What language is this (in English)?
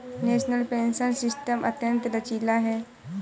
Hindi